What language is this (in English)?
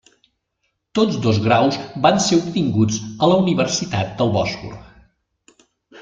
Catalan